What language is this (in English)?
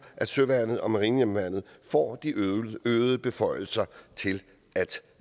Danish